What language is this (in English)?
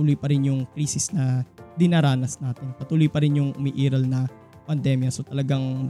Filipino